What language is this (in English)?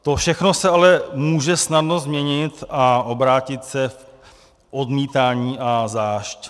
Czech